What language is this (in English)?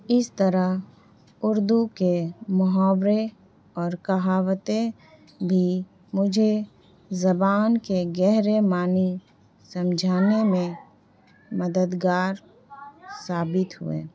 Urdu